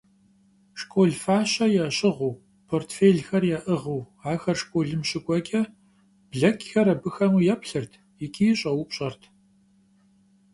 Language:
Kabardian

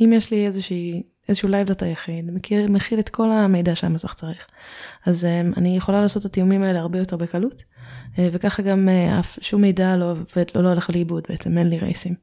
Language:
Hebrew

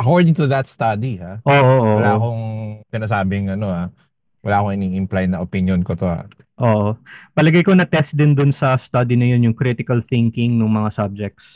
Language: Filipino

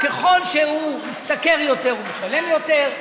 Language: Hebrew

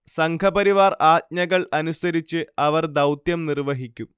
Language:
Malayalam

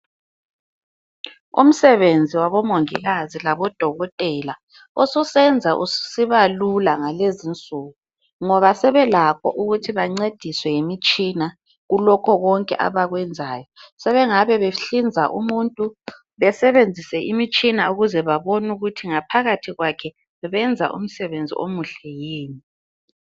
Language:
North Ndebele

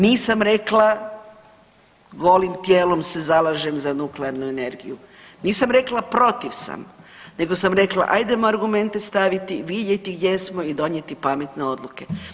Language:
Croatian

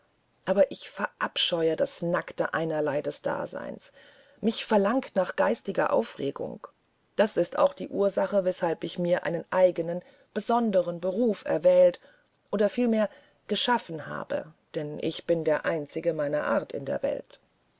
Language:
German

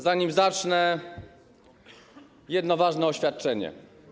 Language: Polish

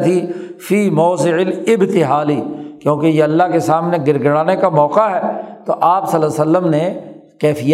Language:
Urdu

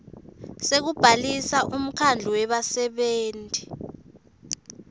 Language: Swati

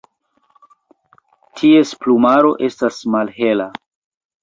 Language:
Esperanto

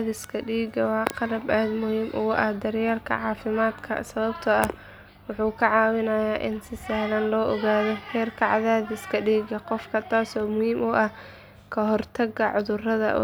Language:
Somali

